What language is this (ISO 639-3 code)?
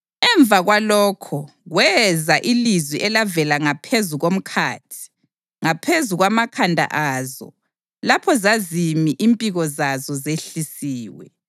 nde